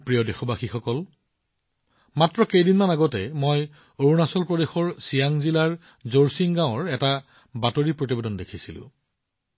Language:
Assamese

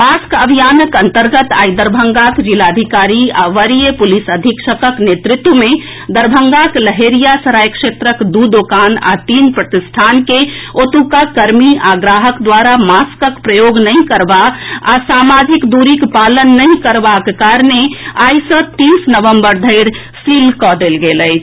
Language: Maithili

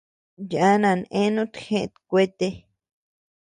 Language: Tepeuxila Cuicatec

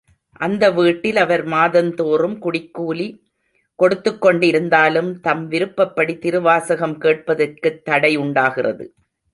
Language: Tamil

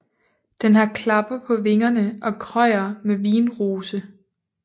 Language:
Danish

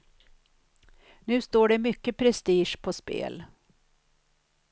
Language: Swedish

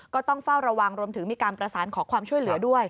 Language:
Thai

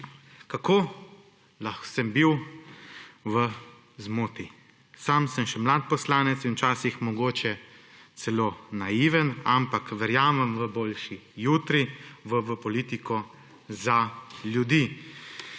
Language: Slovenian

